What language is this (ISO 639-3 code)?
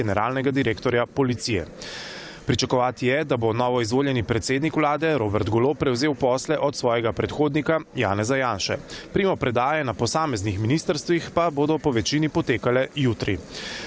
slv